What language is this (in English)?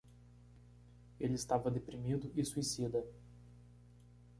Portuguese